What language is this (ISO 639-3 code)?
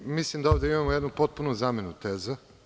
srp